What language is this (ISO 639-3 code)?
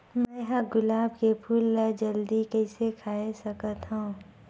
hne